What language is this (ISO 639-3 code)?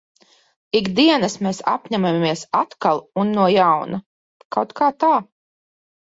lav